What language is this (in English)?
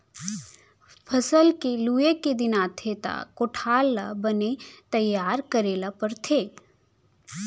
Chhattisgarhi